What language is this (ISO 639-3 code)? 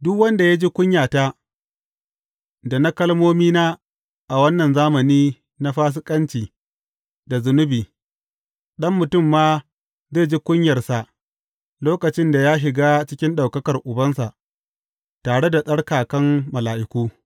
hau